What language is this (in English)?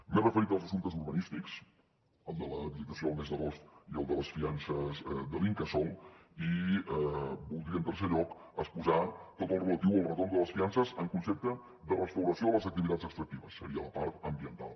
Catalan